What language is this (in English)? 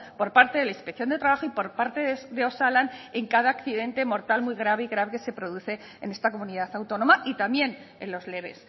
Spanish